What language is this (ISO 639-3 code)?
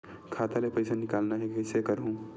hne